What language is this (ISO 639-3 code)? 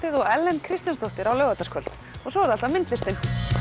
isl